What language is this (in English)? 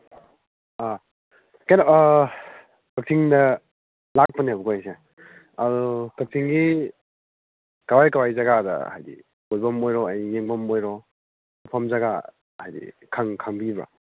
Manipuri